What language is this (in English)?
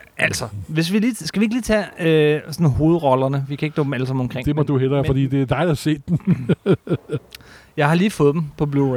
Danish